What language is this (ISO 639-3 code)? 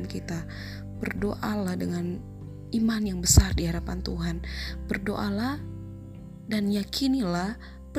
ind